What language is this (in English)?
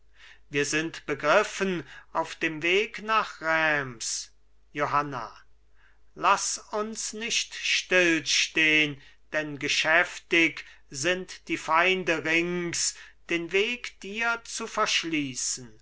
German